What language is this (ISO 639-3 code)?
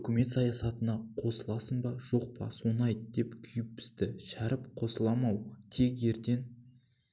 kaz